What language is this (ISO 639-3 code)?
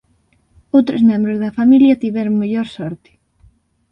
glg